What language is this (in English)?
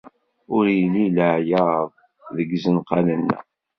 Kabyle